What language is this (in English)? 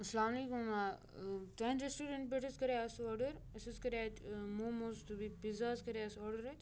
Kashmiri